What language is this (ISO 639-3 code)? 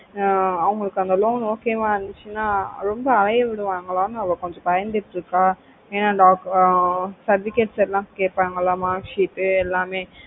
tam